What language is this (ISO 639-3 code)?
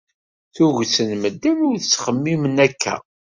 kab